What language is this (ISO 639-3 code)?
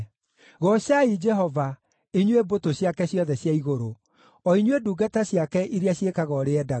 kik